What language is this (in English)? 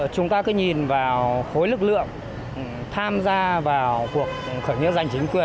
Vietnamese